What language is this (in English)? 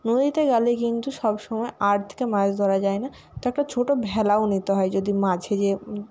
Bangla